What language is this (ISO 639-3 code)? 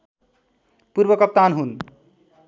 nep